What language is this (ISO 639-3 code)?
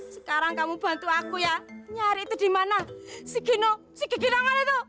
ind